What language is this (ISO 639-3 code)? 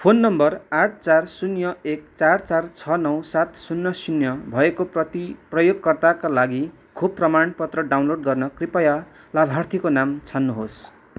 nep